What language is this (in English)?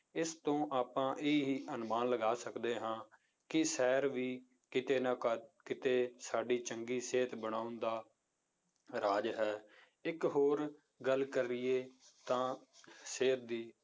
Punjabi